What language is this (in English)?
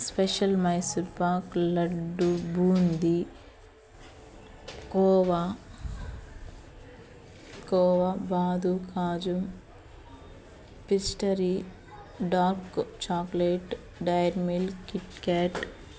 Telugu